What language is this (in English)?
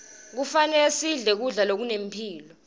Swati